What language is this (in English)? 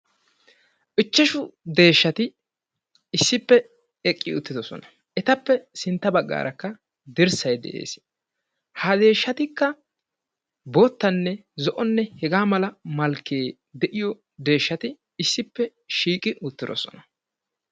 Wolaytta